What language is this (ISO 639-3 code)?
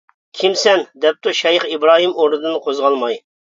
uig